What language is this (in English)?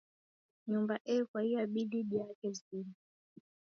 Taita